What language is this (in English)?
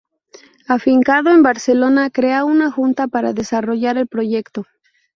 Spanish